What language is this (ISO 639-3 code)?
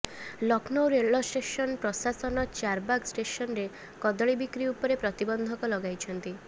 ori